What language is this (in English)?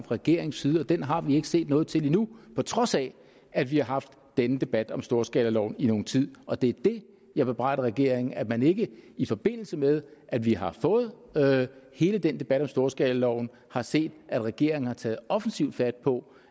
Danish